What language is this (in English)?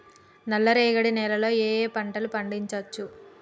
Telugu